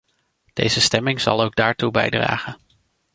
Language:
Dutch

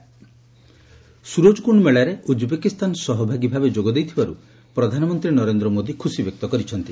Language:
Odia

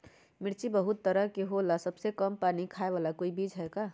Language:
Magahi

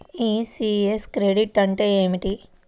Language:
Telugu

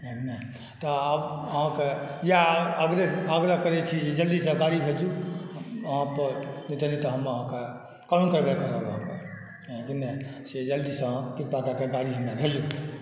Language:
Maithili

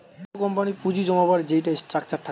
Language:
Bangla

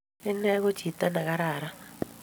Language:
Kalenjin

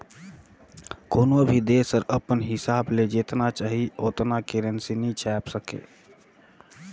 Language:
Chhattisgarhi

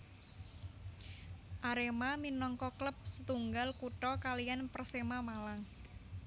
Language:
Javanese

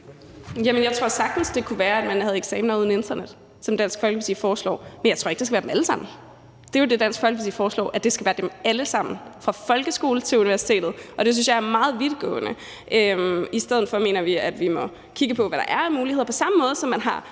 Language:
Danish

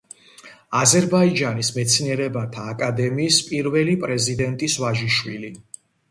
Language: Georgian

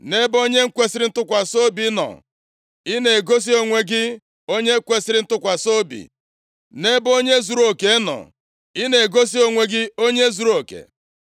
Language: Igbo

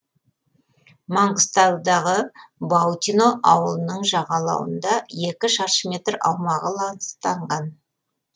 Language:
Kazakh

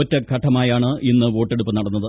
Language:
Malayalam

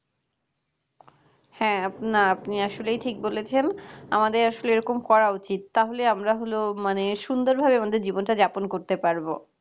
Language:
Bangla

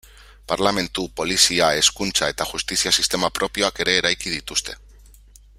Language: Basque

